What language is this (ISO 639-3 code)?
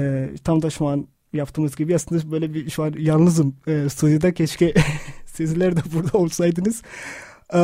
tur